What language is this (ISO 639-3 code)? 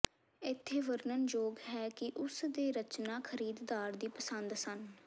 pan